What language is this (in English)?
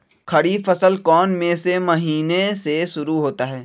Magahi